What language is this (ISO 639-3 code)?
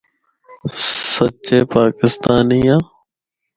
hno